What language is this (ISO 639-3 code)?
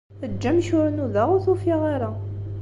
kab